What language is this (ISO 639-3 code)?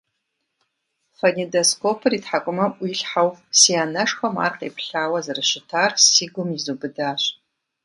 kbd